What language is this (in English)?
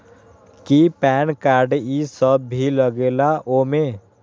Magahi